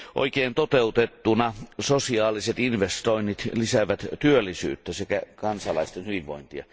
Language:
Finnish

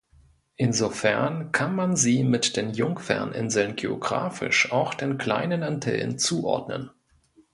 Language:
German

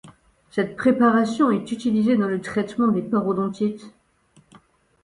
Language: French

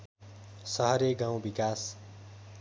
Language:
Nepali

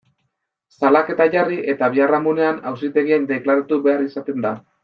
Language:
Basque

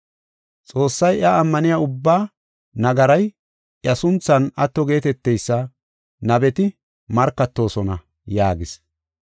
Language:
Gofa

